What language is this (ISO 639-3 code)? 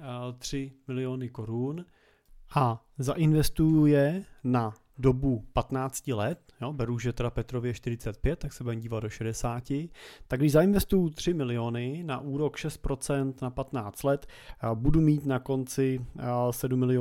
ces